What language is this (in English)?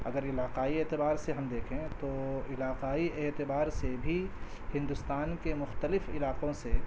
Urdu